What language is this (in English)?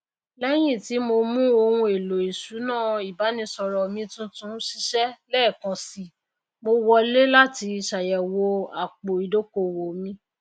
Yoruba